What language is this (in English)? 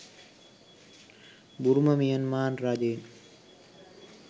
Sinhala